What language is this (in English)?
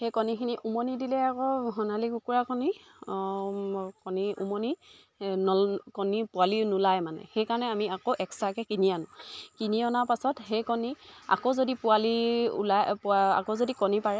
Assamese